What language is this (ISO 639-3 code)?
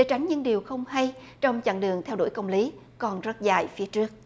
vie